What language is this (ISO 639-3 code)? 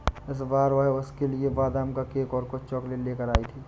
hin